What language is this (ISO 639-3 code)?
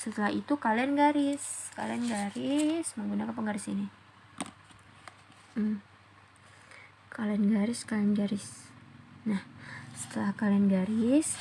ind